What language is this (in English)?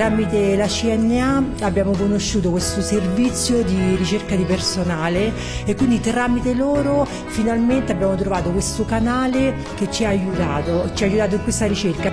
Italian